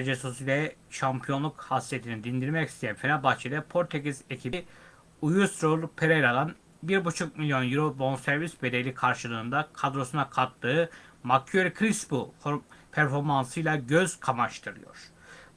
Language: Turkish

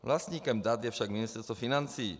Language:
Czech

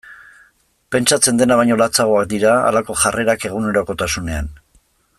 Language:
Basque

